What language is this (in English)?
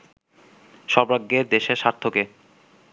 Bangla